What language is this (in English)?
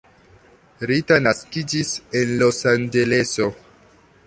Esperanto